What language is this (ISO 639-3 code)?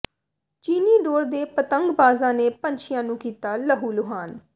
pan